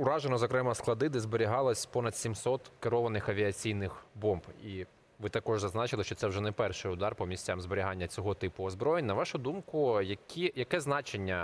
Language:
Ukrainian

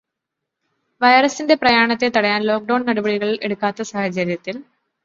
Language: Malayalam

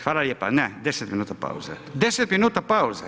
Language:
Croatian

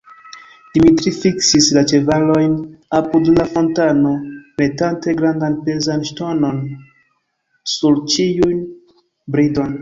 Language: Esperanto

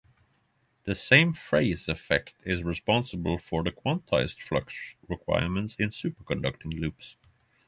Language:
English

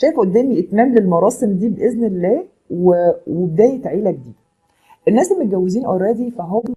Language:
Arabic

